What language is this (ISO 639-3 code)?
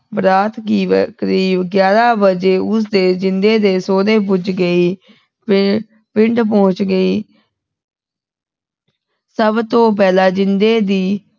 pan